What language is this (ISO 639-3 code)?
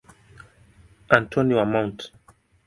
swa